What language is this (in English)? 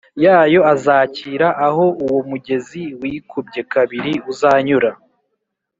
Kinyarwanda